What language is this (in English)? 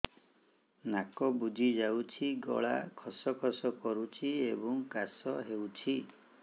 Odia